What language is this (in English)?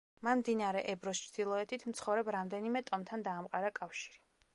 Georgian